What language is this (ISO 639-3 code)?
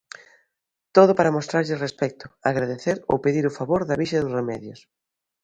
glg